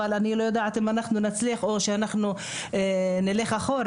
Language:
Hebrew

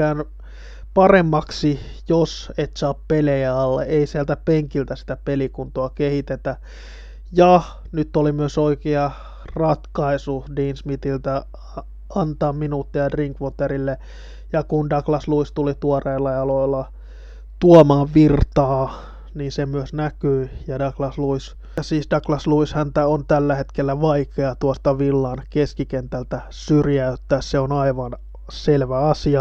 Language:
Finnish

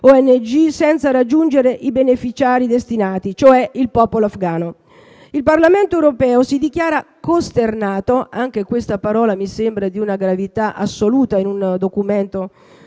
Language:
Italian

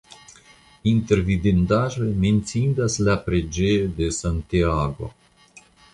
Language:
Esperanto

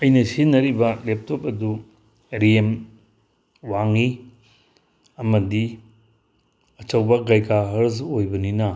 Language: Manipuri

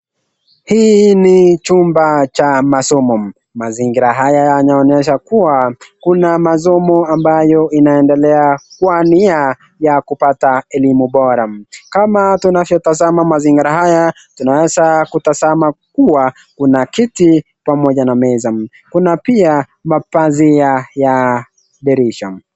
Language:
Swahili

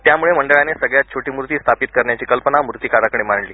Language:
Marathi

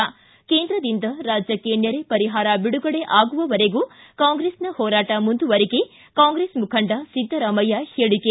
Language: Kannada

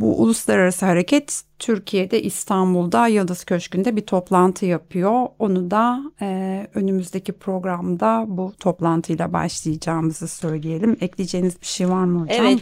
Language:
Turkish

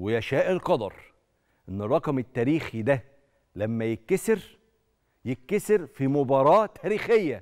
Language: Arabic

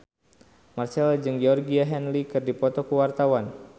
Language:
Sundanese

